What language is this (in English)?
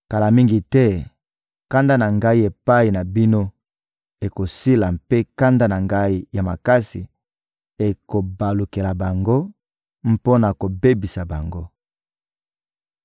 Lingala